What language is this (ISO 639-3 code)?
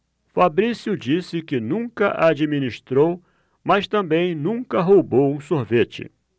por